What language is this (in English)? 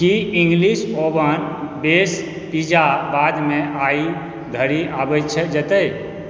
Maithili